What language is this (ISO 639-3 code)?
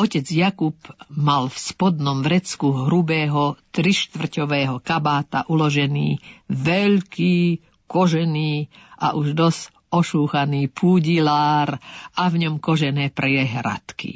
slk